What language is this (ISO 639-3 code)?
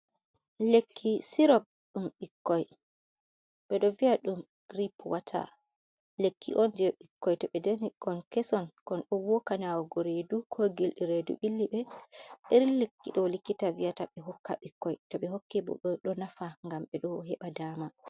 ful